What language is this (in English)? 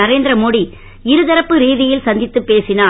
Tamil